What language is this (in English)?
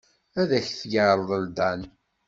Kabyle